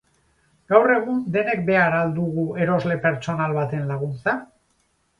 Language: Basque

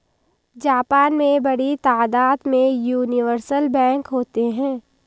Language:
Hindi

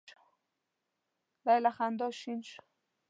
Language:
Pashto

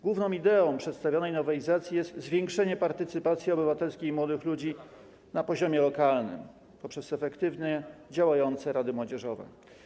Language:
Polish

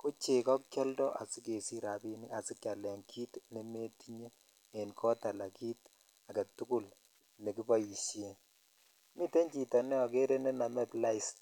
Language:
Kalenjin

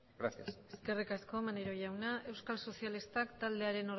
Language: Basque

